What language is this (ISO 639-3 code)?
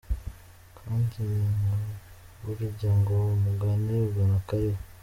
kin